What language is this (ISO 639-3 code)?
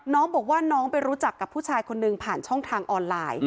tha